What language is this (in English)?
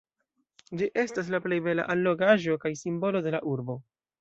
Esperanto